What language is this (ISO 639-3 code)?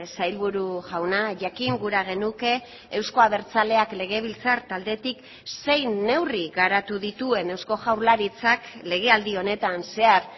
eus